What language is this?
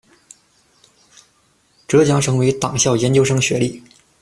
Chinese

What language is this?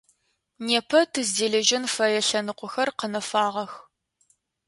Adyghe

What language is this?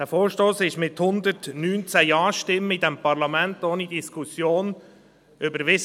Swiss German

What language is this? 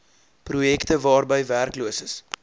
Afrikaans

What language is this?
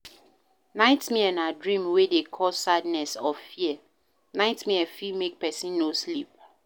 Nigerian Pidgin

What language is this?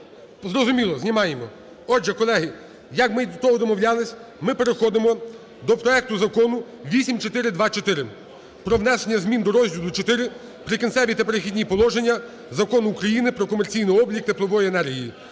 Ukrainian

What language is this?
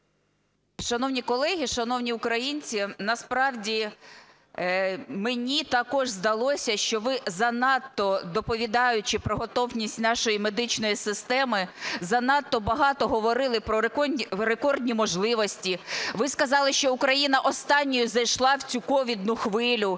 Ukrainian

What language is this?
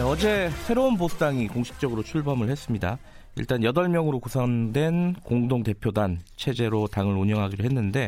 Korean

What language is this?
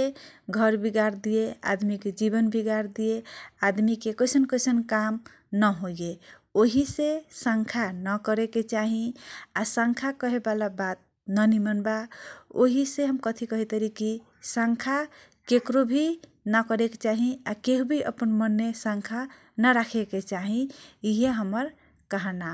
Kochila Tharu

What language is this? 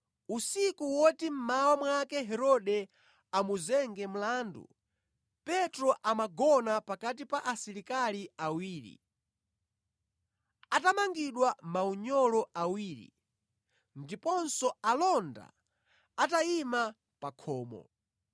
Nyanja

